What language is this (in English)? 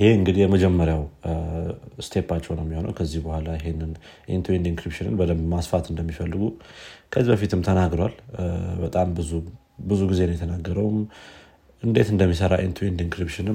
Amharic